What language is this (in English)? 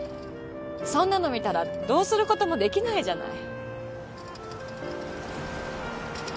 Japanese